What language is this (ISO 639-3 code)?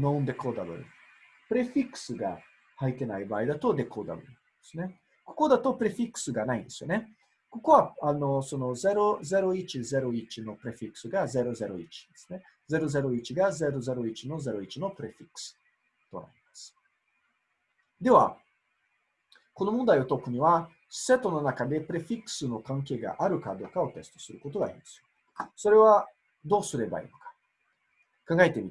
jpn